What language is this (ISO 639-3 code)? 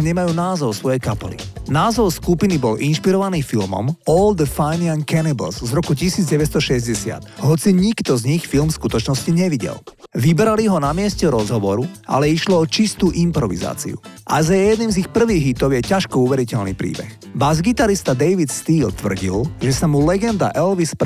slk